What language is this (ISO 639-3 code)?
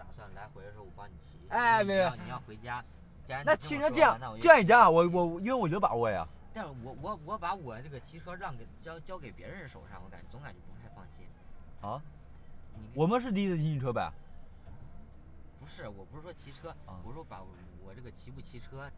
zho